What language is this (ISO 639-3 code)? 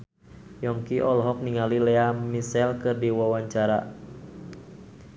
sun